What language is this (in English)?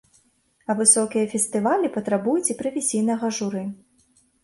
Belarusian